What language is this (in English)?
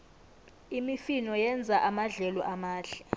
South Ndebele